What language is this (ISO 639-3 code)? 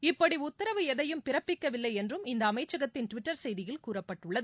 tam